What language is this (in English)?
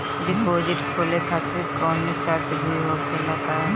Bhojpuri